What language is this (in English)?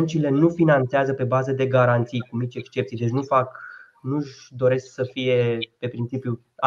Romanian